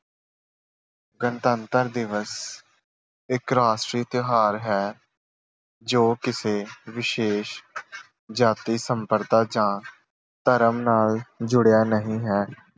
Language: Punjabi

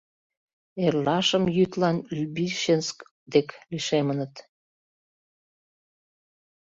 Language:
Mari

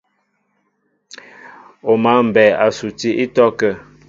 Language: Mbo (Cameroon)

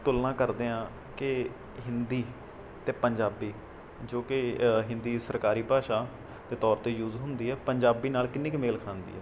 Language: Punjabi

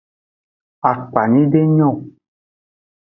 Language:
Aja (Benin)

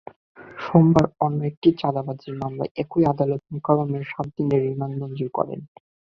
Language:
Bangla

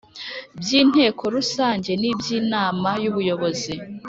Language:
Kinyarwanda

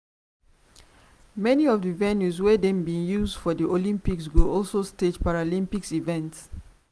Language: Nigerian Pidgin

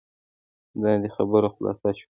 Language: Pashto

